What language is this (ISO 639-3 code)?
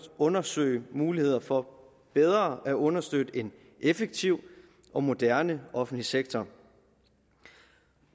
dan